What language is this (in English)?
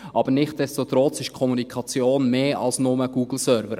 Swiss German